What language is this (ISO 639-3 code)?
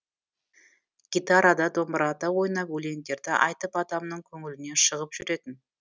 kaz